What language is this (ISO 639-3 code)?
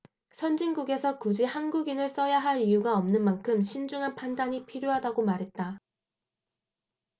kor